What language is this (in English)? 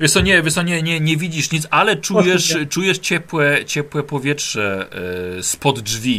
Polish